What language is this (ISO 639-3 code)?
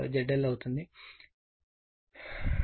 tel